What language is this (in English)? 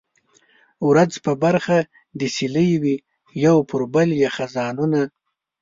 Pashto